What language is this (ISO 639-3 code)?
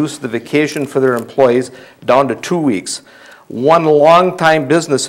eng